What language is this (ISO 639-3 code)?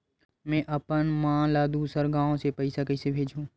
hne